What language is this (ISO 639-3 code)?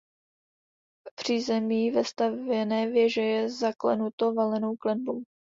ces